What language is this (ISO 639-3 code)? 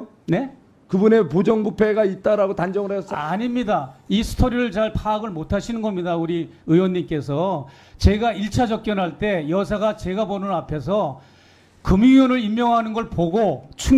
kor